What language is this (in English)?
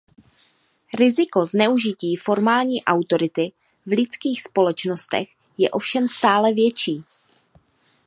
Czech